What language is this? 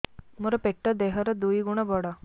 Odia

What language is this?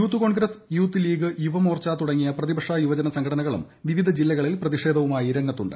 Malayalam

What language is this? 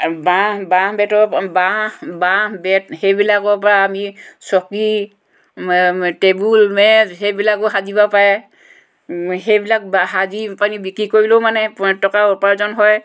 Assamese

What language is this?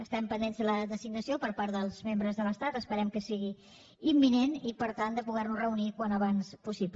Catalan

